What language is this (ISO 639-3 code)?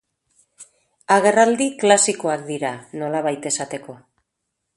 eus